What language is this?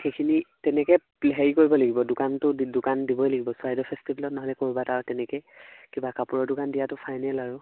Assamese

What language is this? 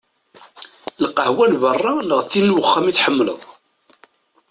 Kabyle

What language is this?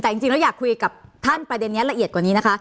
Thai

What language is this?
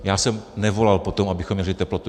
Czech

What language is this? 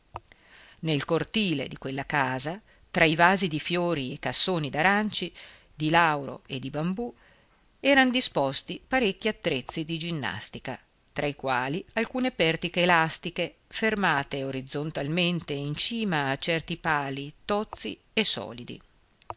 Italian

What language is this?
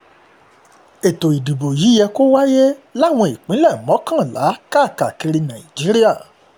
Yoruba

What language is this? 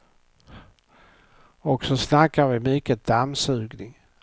Swedish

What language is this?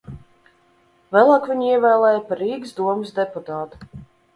Latvian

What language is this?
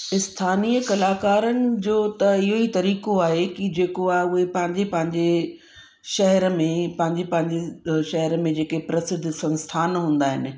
Sindhi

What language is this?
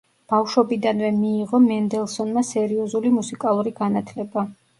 Georgian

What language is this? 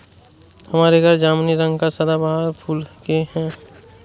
Hindi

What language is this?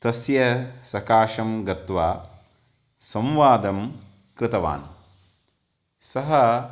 Sanskrit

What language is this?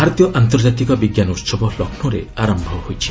Odia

